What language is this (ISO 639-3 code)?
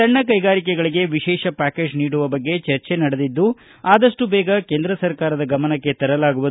kan